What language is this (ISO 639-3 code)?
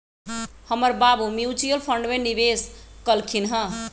mag